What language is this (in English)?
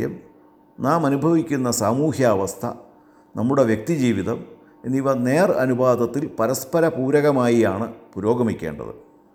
Malayalam